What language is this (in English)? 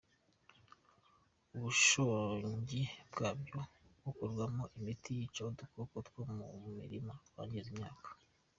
Kinyarwanda